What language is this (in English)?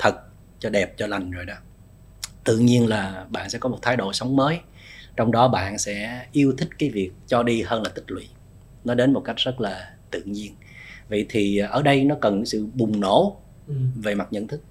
Vietnamese